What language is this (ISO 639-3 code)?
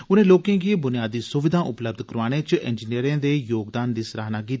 doi